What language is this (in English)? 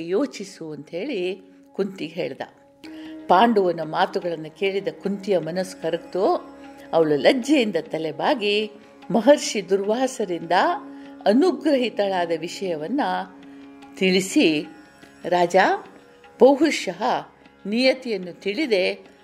Kannada